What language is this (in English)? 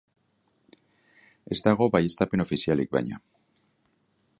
Basque